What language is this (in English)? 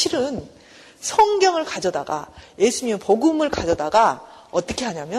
Korean